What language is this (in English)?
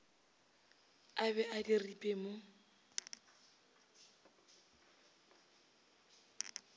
Northern Sotho